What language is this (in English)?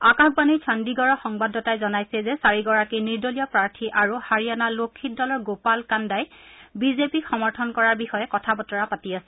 Assamese